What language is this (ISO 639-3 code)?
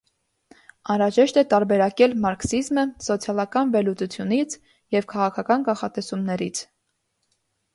hye